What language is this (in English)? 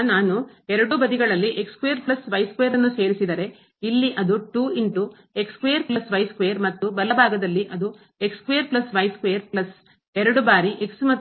Kannada